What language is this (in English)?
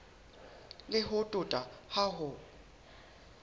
Southern Sotho